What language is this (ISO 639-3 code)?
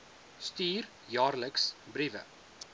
afr